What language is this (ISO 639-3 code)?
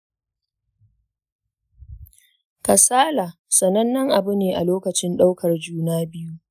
hau